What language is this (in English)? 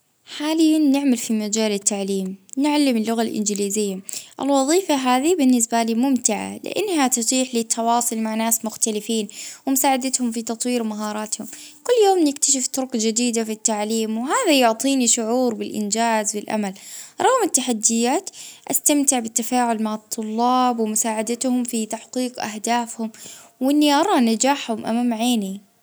Libyan Arabic